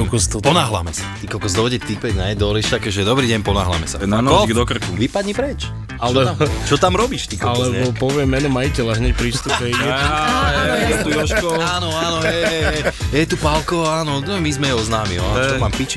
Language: Slovak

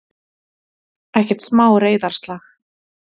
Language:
Icelandic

